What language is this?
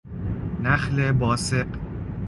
Persian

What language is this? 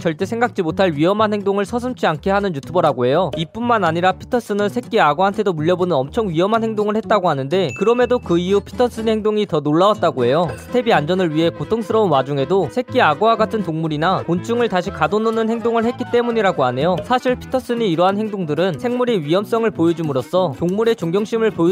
Korean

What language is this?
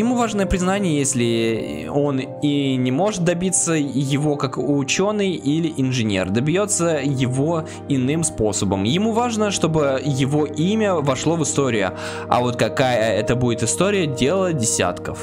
Russian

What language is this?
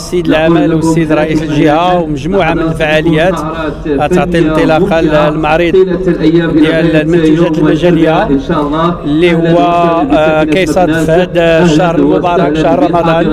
Arabic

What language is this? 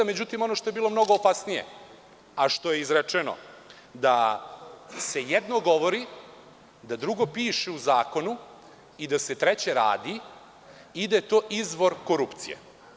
Serbian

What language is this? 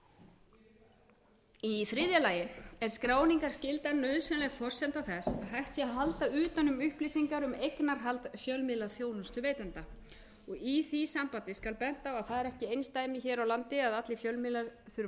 Icelandic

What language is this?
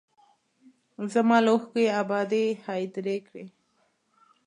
Pashto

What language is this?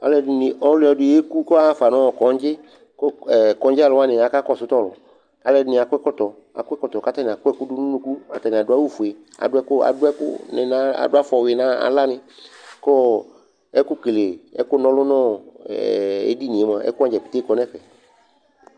Ikposo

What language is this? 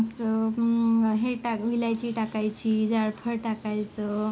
Marathi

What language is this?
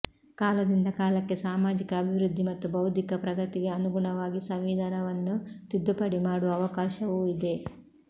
Kannada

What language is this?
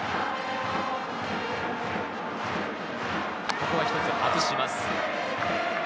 Japanese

